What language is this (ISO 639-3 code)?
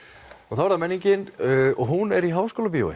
isl